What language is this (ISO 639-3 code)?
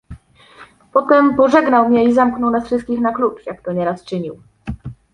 pol